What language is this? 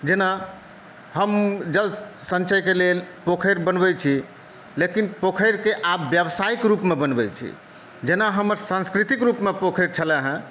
Maithili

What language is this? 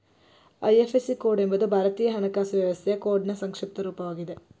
Kannada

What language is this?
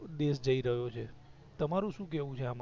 Gujarati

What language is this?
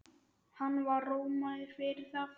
Icelandic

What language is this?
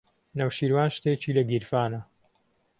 Central Kurdish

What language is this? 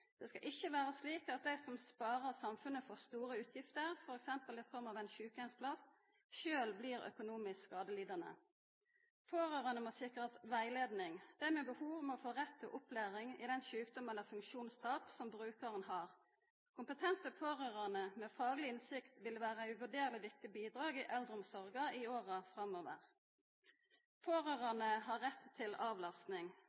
Norwegian Nynorsk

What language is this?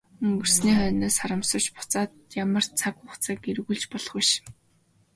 Mongolian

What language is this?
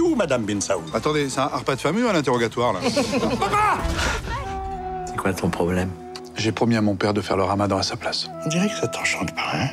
French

